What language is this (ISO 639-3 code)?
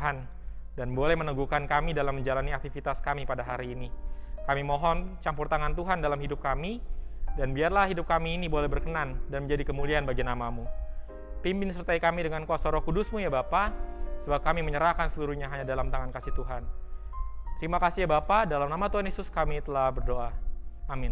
ind